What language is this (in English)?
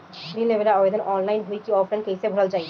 Bhojpuri